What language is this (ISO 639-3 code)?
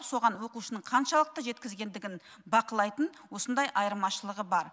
kaz